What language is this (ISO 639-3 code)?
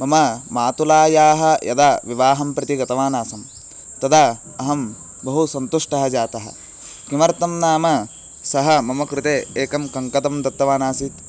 san